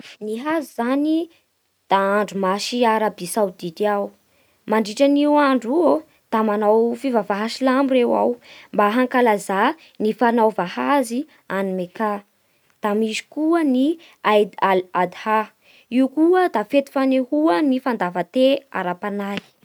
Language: Bara Malagasy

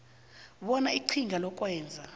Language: South Ndebele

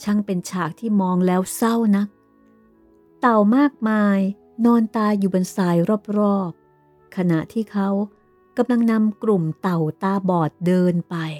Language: Thai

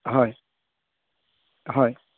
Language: Assamese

